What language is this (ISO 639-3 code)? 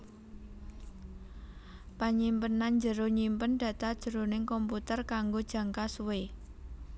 jav